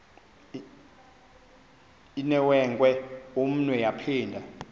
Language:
Xhosa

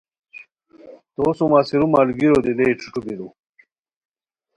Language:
Khowar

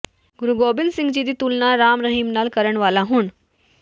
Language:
Punjabi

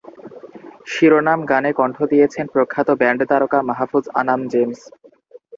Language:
Bangla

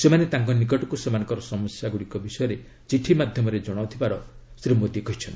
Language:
Odia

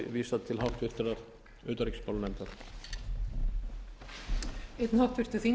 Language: Icelandic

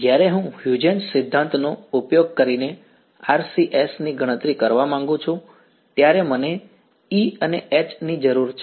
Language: Gujarati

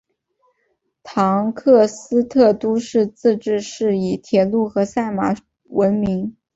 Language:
Chinese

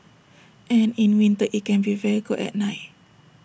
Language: English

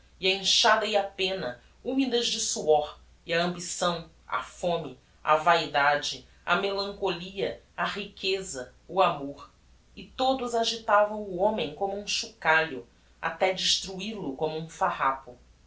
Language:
Portuguese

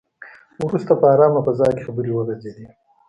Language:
Pashto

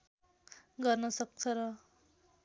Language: Nepali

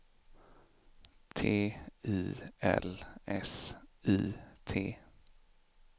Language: Swedish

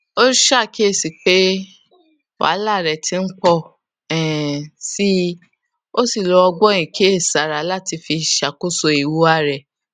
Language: Yoruba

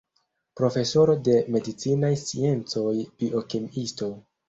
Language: Esperanto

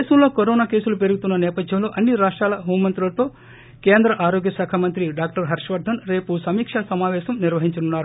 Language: Telugu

